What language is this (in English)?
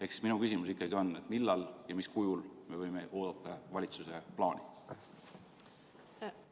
Estonian